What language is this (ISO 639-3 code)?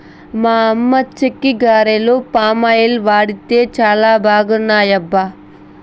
tel